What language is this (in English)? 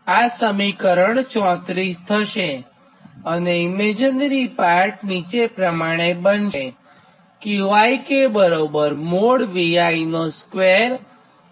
Gujarati